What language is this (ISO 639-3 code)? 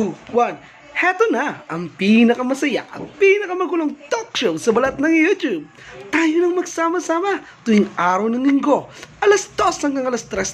fil